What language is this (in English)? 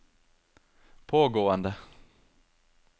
Norwegian